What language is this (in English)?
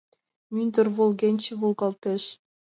Mari